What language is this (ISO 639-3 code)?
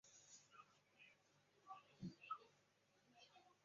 zho